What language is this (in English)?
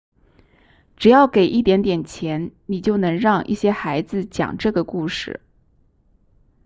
Chinese